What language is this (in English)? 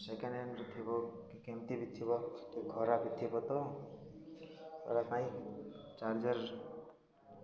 Odia